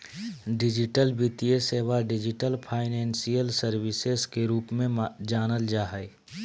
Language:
Magahi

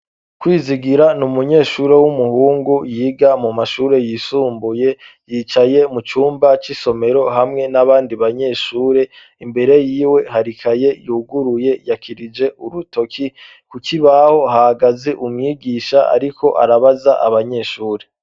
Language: Rundi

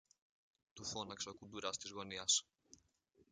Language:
Greek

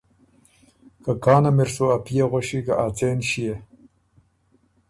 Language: Ormuri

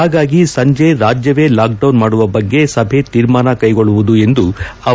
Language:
Kannada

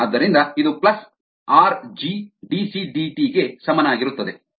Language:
Kannada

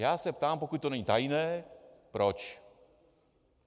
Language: Czech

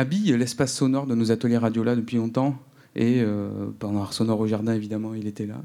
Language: French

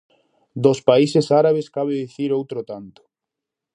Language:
Galician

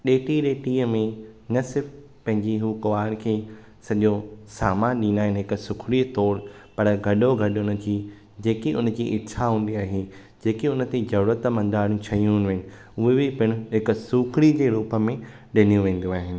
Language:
Sindhi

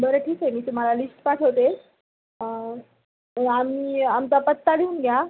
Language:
Marathi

